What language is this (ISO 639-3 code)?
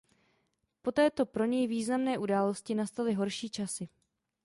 ces